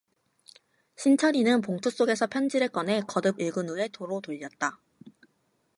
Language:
Korean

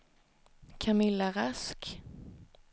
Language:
Swedish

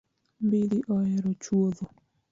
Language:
Luo (Kenya and Tanzania)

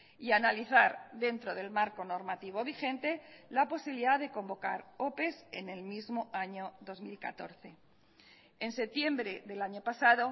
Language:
Spanish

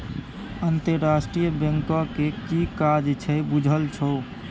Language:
Maithili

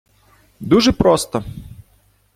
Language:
Ukrainian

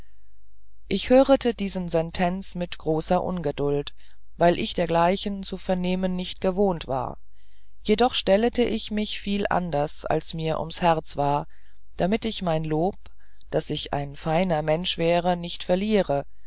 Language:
German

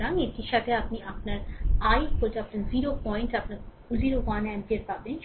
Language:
Bangla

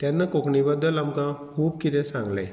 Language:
Konkani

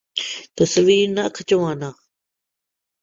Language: Urdu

